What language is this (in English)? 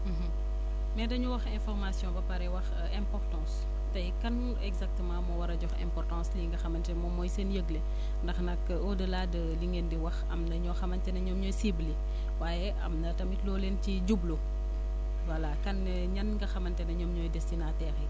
Wolof